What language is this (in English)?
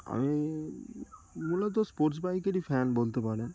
Bangla